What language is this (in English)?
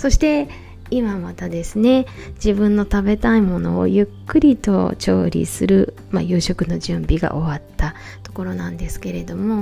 Japanese